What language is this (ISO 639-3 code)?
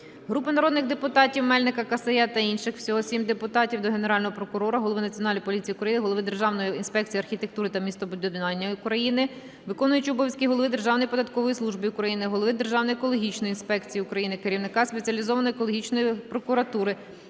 ukr